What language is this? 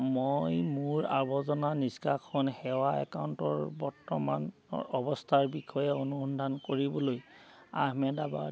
Assamese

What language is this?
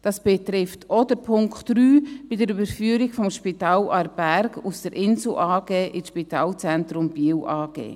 Swiss German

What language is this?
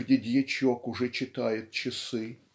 Russian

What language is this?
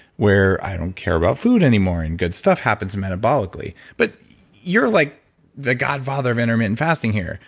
English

